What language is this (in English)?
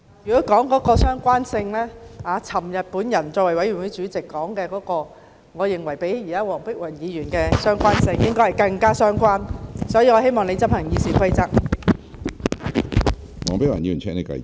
Cantonese